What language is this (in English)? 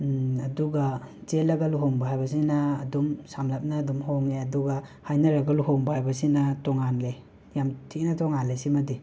Manipuri